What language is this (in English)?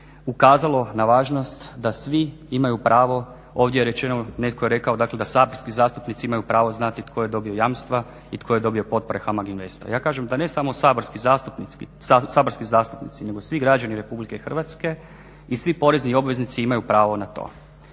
Croatian